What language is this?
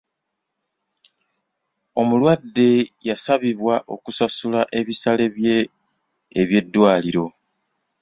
Ganda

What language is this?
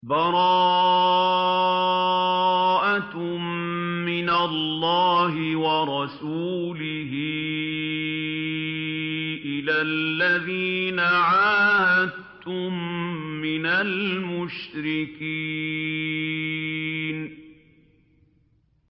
Arabic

